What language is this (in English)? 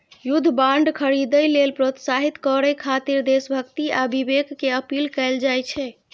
Maithili